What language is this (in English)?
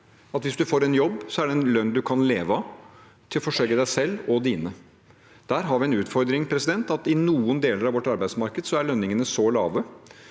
Norwegian